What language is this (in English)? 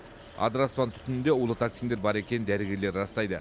Kazakh